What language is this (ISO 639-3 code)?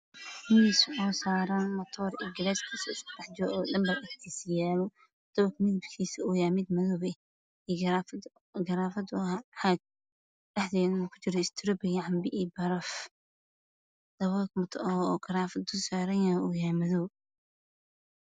som